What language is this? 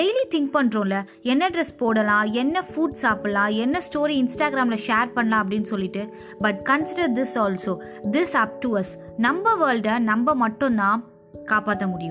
Tamil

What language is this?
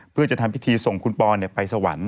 Thai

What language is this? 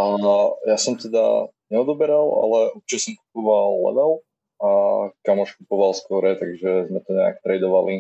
Slovak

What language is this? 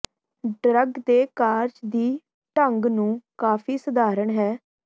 Punjabi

